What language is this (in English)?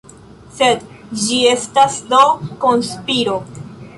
Esperanto